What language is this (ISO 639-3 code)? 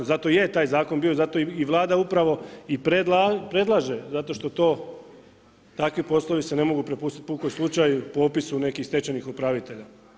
hrv